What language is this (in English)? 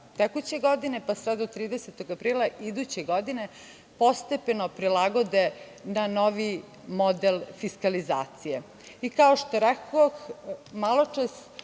Serbian